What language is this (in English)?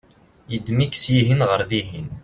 Kabyle